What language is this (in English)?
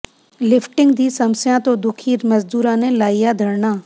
Punjabi